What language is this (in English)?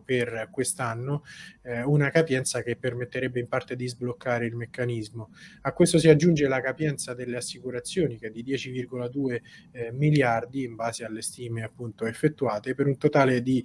Italian